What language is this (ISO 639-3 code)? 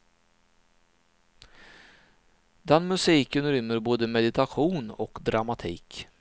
swe